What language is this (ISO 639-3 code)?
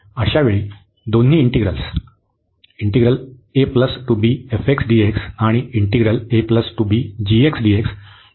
mar